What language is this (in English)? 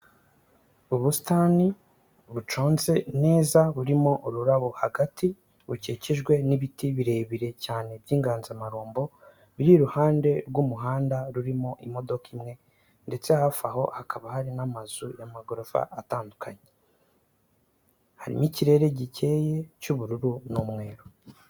Kinyarwanda